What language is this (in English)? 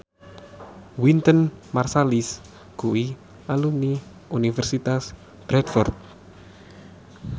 Javanese